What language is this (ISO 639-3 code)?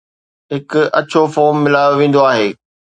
snd